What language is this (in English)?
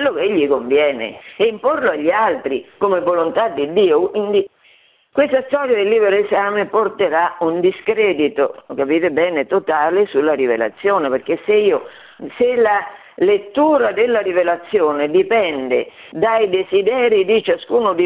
Italian